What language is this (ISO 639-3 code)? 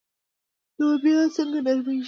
pus